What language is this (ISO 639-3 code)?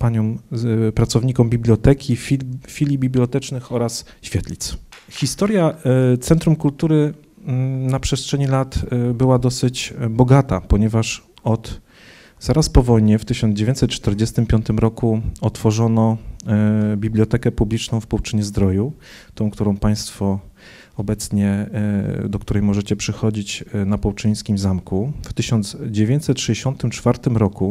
pol